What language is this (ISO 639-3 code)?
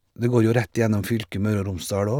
nor